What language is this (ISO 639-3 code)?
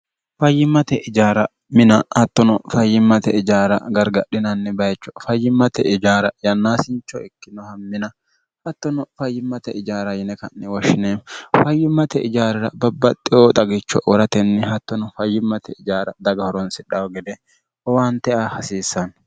sid